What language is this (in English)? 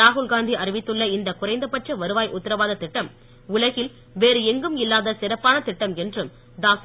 Tamil